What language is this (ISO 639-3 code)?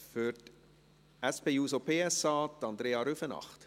gsw